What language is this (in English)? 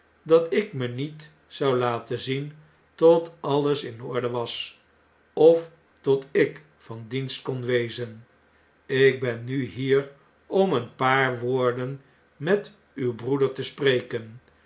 Dutch